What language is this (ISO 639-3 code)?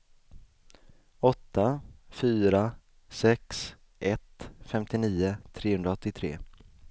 swe